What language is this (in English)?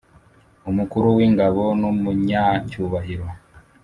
Kinyarwanda